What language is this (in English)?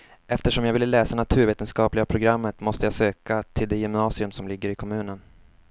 Swedish